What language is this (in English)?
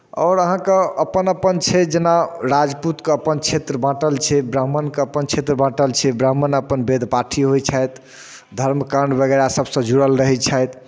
Maithili